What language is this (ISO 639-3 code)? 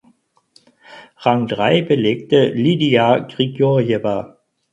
deu